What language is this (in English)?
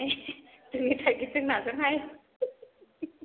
Bodo